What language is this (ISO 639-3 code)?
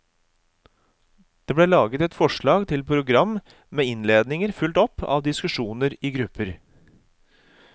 nor